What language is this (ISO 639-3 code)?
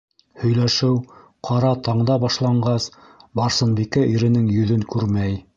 bak